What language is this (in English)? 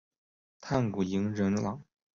Chinese